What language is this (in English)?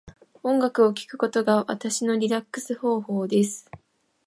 Japanese